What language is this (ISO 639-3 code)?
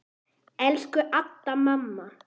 isl